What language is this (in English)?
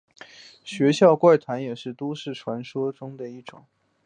Chinese